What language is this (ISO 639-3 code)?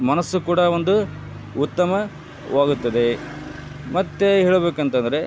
kan